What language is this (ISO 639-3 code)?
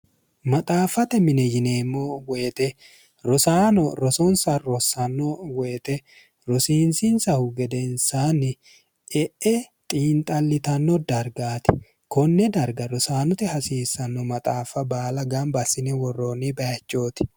sid